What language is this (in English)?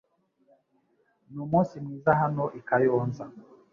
Kinyarwanda